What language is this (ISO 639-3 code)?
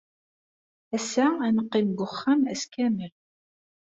kab